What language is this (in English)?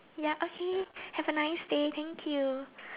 English